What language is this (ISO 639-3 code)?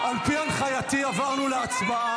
heb